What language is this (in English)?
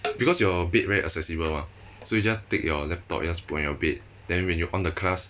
English